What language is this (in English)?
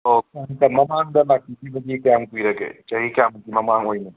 Manipuri